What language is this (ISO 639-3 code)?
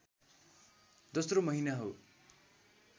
nep